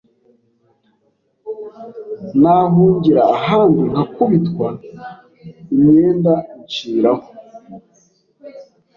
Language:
Kinyarwanda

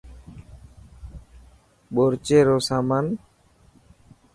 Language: Dhatki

